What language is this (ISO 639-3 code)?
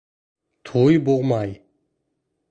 bak